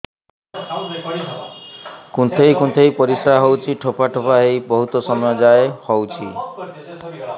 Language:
Odia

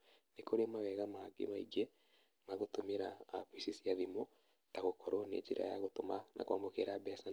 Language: Kikuyu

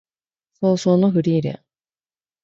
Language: Japanese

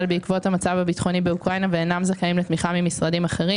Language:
Hebrew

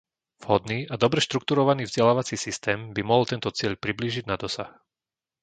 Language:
Slovak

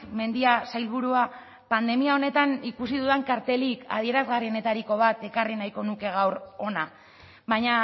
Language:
Basque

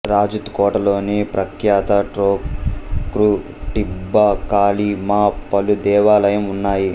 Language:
Telugu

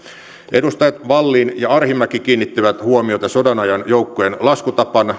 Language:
Finnish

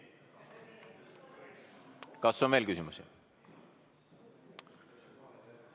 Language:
Estonian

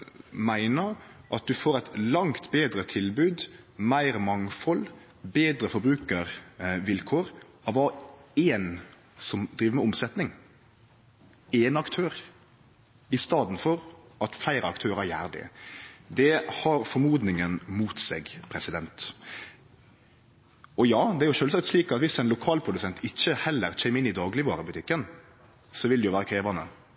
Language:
Norwegian Nynorsk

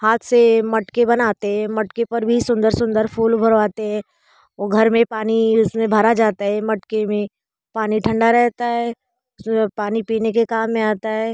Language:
Hindi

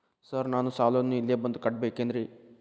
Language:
Kannada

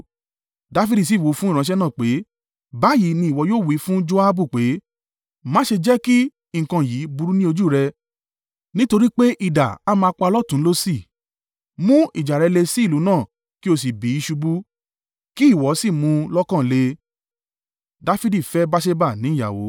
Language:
Yoruba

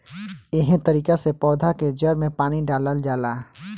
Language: Bhojpuri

